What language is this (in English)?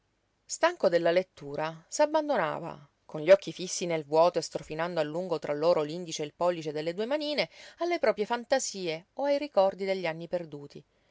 Italian